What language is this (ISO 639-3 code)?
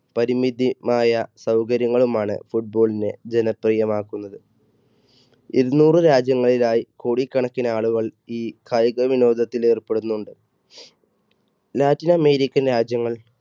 mal